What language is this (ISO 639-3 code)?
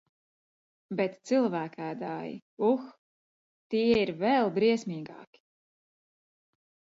lav